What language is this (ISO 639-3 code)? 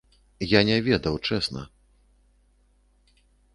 bel